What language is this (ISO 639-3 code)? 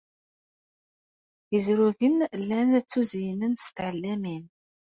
kab